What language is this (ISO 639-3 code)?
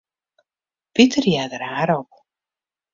fry